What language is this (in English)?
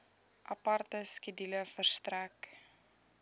Afrikaans